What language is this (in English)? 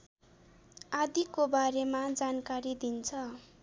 Nepali